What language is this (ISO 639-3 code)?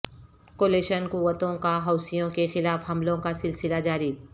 urd